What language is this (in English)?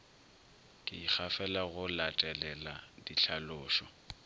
Northern Sotho